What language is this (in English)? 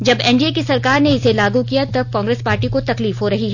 Hindi